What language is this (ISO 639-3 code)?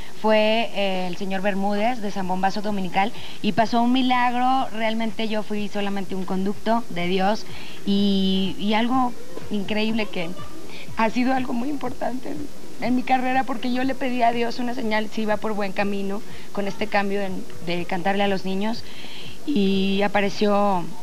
spa